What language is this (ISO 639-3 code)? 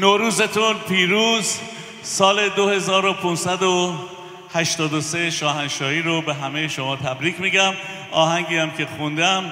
fas